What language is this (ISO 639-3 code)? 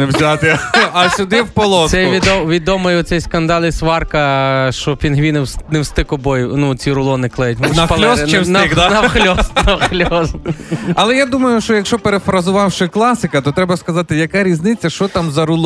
ukr